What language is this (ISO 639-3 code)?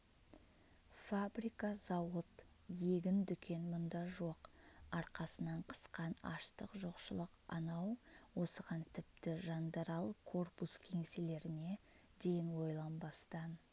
kaz